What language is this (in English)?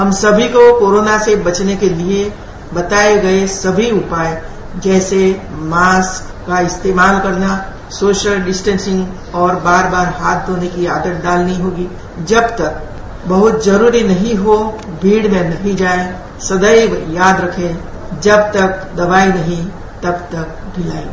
Hindi